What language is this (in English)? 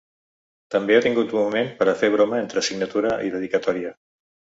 Catalan